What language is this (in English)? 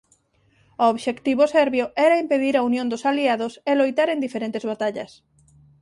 Galician